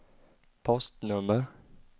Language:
Swedish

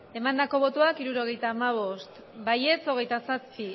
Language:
Basque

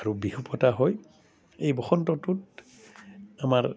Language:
Assamese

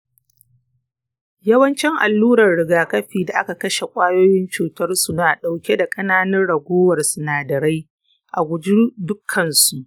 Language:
Hausa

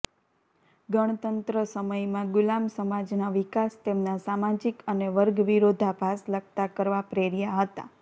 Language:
Gujarati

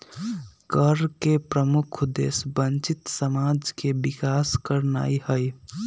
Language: Magahi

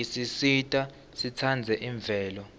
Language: Swati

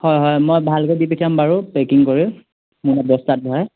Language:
Assamese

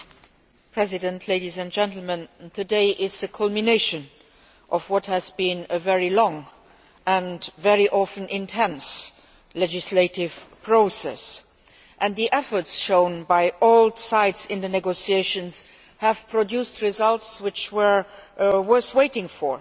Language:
English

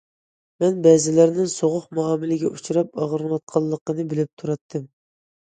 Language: Uyghur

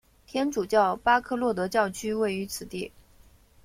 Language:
Chinese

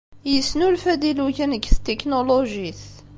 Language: Kabyle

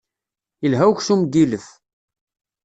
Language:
Kabyle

